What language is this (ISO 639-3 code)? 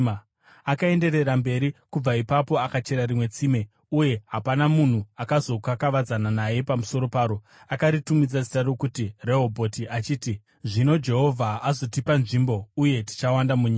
sna